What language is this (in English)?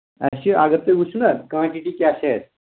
Kashmiri